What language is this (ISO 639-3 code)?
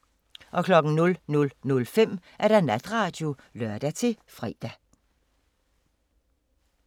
dan